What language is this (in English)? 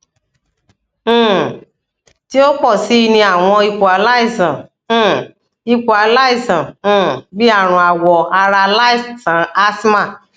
Yoruba